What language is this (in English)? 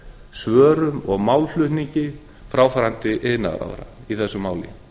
Icelandic